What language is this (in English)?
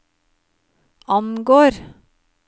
Norwegian